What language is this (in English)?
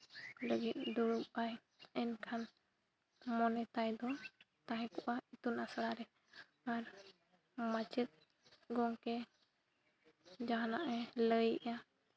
Santali